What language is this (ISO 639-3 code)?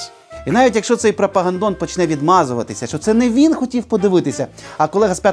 ukr